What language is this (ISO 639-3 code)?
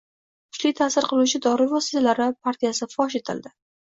uzb